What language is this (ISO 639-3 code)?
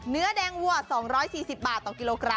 tha